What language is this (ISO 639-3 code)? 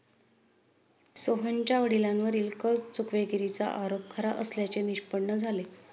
mar